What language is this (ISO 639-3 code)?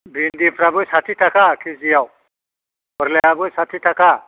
brx